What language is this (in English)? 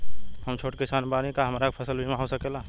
Bhojpuri